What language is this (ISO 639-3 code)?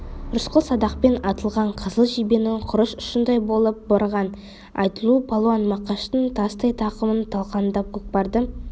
kaz